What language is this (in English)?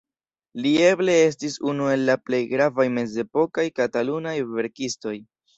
Esperanto